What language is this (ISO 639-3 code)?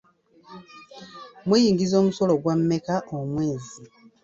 lug